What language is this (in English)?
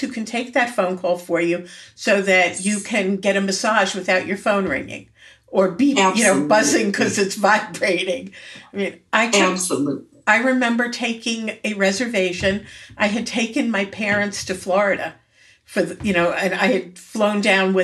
English